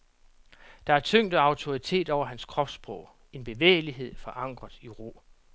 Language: Danish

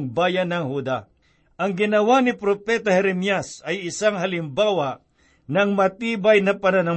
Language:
Filipino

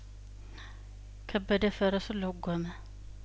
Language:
Amharic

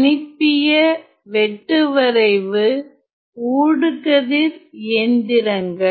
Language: Tamil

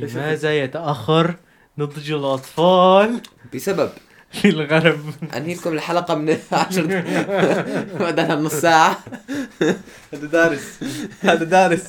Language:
Arabic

